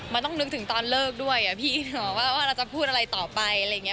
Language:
Thai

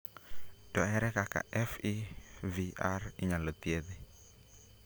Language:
Luo (Kenya and Tanzania)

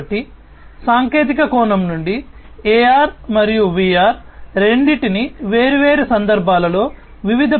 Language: Telugu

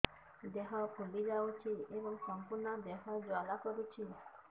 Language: Odia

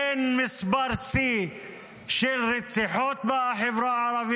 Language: Hebrew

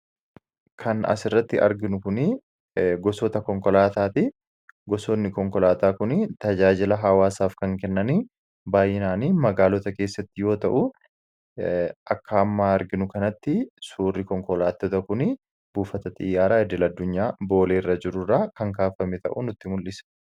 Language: Oromo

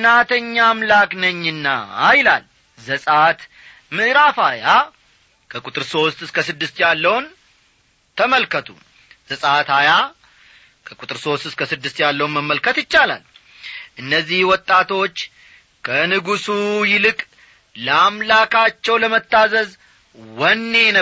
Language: Amharic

